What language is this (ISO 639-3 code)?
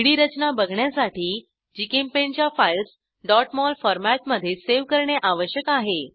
mar